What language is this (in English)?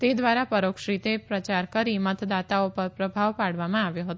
Gujarati